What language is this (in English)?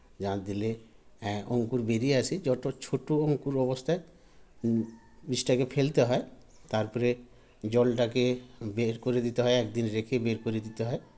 Bangla